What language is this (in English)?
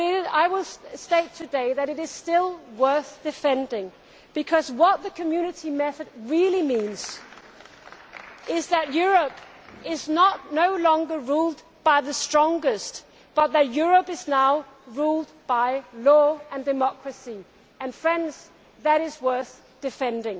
English